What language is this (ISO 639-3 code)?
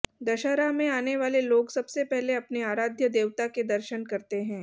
hin